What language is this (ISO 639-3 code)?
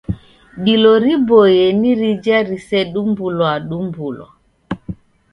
dav